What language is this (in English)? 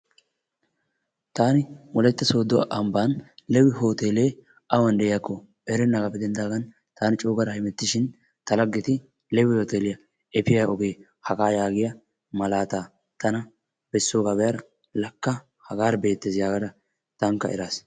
Wolaytta